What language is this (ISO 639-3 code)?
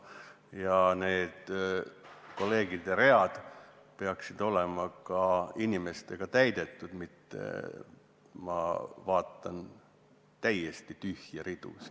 est